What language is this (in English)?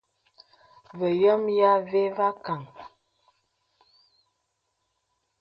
Bebele